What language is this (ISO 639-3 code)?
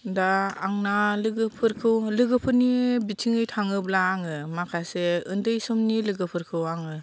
brx